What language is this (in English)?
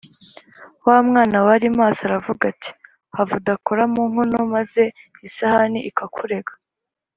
Kinyarwanda